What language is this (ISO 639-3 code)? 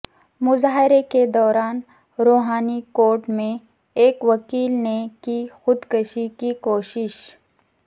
urd